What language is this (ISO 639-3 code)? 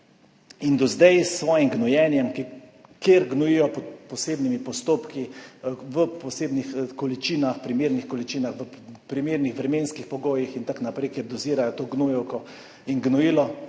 slv